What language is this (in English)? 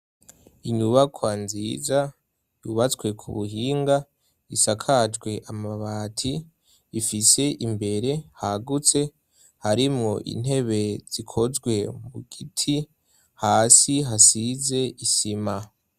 Rundi